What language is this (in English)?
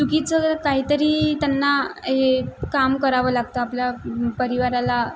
Marathi